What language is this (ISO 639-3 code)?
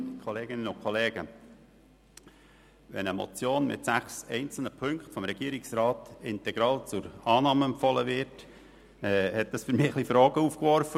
gsw